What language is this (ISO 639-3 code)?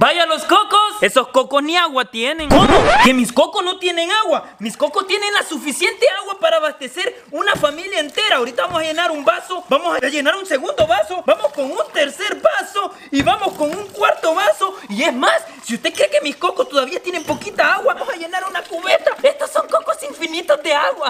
spa